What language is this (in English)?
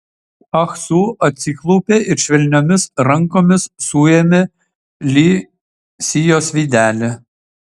Lithuanian